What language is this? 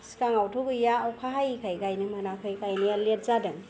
Bodo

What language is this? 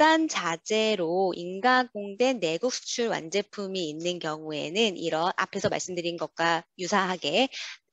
Korean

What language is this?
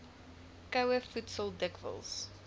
Afrikaans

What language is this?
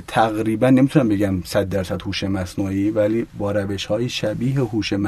Persian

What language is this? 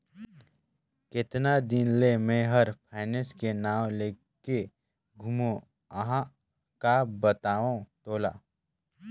Chhattisgarhi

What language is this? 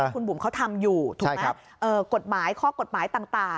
Thai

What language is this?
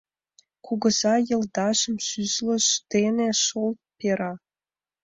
Mari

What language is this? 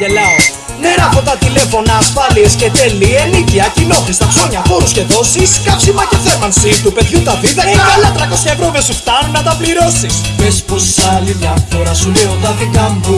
Greek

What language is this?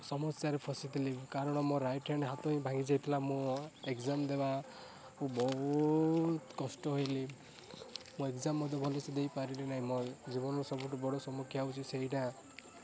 Odia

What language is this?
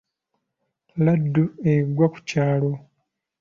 Ganda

